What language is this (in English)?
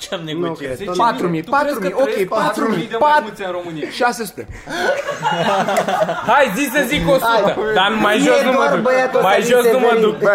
Romanian